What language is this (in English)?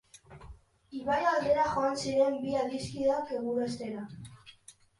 Basque